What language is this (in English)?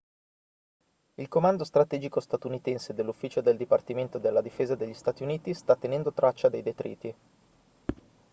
Italian